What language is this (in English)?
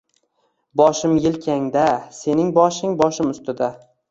Uzbek